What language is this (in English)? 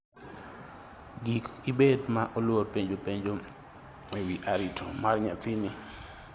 Luo (Kenya and Tanzania)